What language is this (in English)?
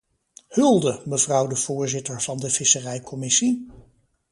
Dutch